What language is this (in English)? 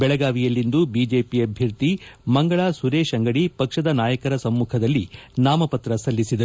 Kannada